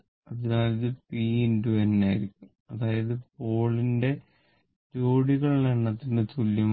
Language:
Malayalam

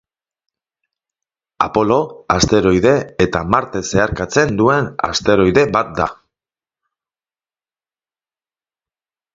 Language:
Basque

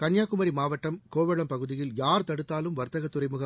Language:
Tamil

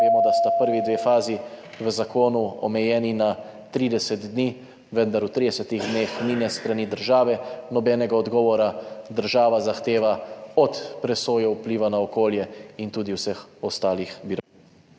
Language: Slovenian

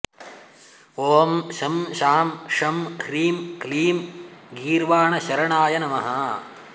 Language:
Sanskrit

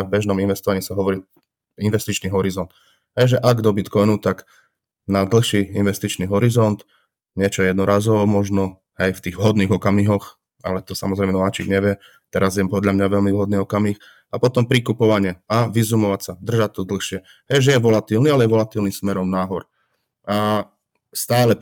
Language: Slovak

